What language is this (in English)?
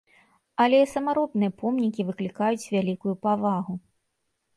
Belarusian